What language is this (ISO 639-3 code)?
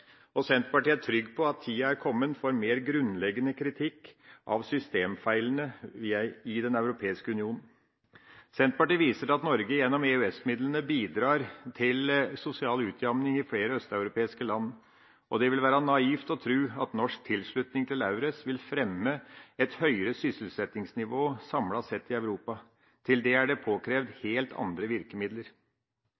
nob